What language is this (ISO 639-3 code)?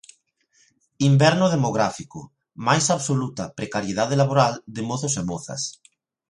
glg